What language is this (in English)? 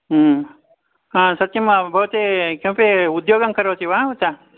Sanskrit